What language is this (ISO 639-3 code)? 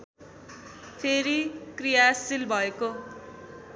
nep